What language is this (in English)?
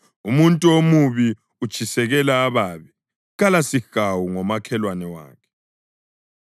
North Ndebele